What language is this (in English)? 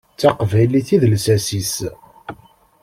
Kabyle